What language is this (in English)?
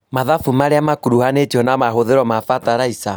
Kikuyu